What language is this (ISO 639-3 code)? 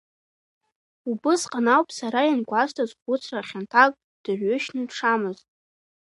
abk